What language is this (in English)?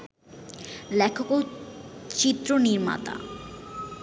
Bangla